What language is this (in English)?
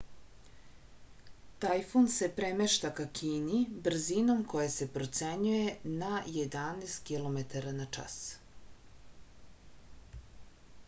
Serbian